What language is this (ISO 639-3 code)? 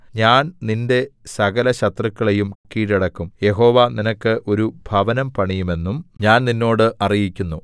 mal